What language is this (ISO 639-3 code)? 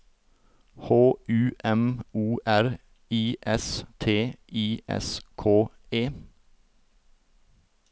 nor